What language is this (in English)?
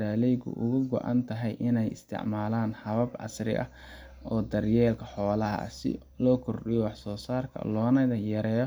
Somali